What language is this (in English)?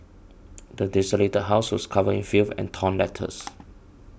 English